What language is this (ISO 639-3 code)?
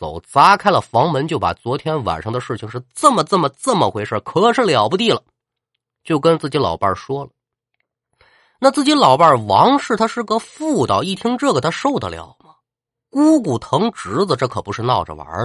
zho